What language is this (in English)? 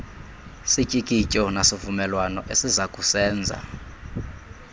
Xhosa